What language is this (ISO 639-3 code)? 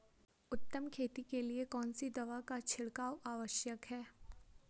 hin